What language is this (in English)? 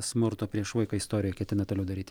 Lithuanian